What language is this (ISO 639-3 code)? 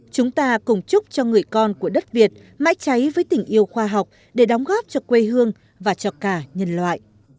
vie